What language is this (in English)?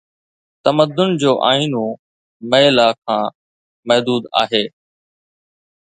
Sindhi